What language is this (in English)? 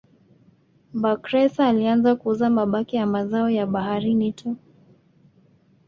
Swahili